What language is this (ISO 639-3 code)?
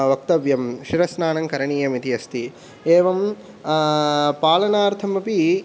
san